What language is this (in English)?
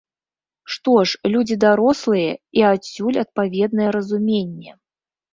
Belarusian